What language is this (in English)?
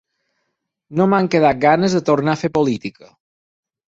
Catalan